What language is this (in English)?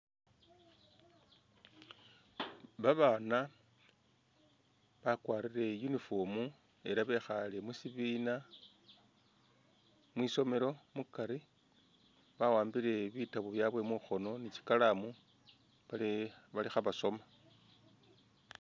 Masaaba